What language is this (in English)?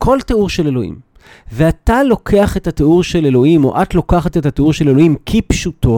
Hebrew